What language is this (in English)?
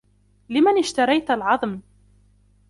Arabic